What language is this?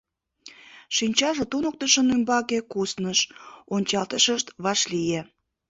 Mari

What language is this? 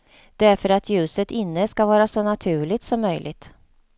Swedish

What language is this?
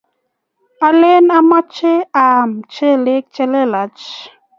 Kalenjin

